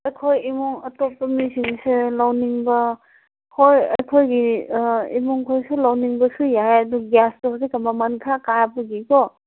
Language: Manipuri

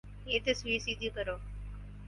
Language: Urdu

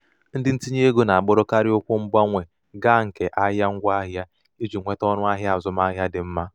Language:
Igbo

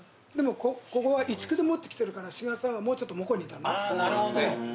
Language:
Japanese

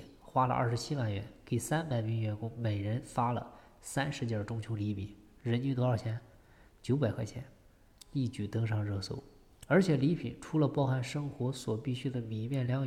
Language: Chinese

